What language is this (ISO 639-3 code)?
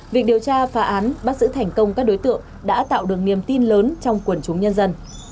vie